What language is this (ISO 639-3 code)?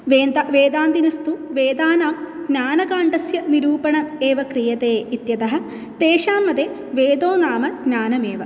san